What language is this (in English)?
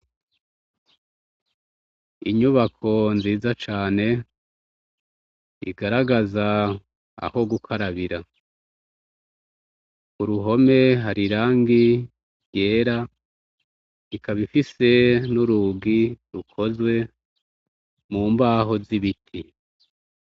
Rundi